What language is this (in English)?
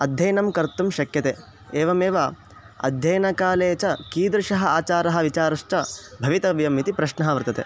Sanskrit